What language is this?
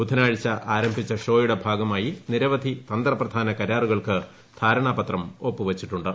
Malayalam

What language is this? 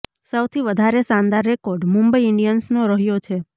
Gujarati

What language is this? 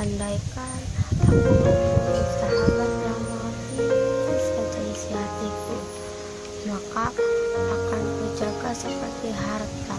Indonesian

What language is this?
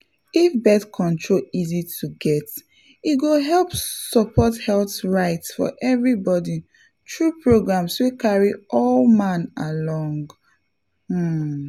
Nigerian Pidgin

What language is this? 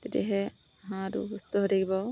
Assamese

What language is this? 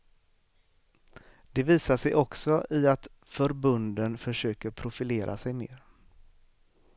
Swedish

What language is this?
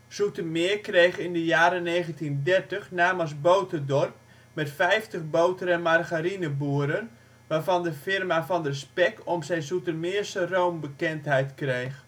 Dutch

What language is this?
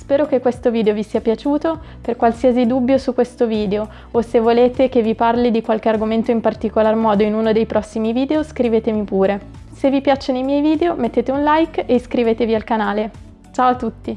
Italian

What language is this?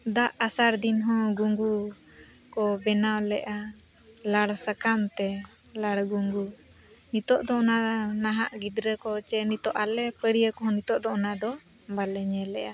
Santali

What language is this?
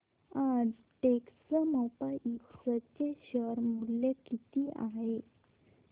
Marathi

